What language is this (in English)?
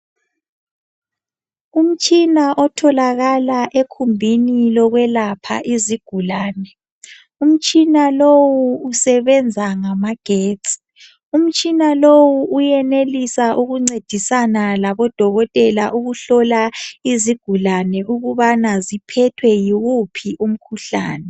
North Ndebele